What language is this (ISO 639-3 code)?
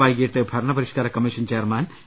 mal